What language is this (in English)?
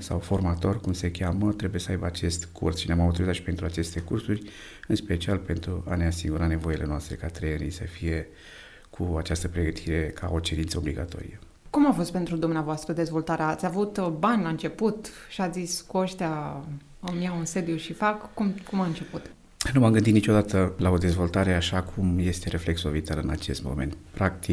Romanian